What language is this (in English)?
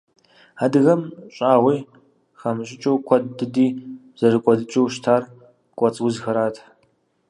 Kabardian